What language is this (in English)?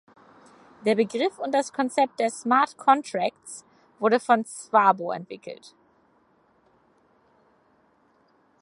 German